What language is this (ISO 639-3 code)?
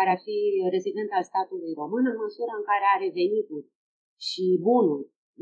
ron